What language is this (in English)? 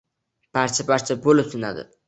Uzbek